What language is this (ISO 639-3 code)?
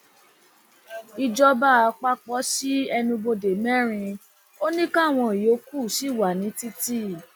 yor